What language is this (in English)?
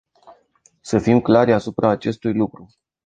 Romanian